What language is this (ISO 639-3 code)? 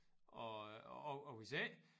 dan